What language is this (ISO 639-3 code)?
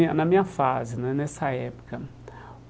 por